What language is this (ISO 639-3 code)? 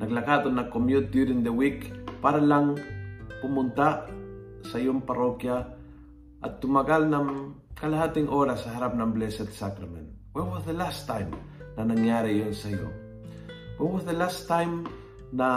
fil